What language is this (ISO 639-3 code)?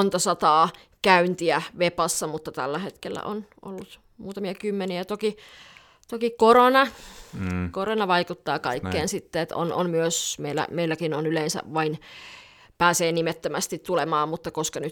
fin